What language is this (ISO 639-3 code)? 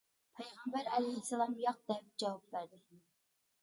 uig